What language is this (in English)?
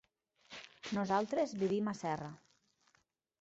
Catalan